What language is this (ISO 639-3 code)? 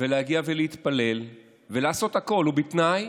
heb